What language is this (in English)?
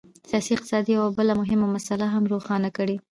Pashto